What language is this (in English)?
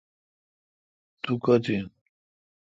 Kalkoti